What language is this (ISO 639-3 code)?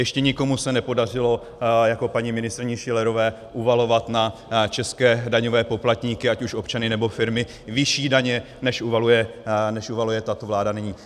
ces